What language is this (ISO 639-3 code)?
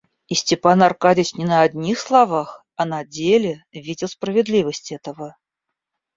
rus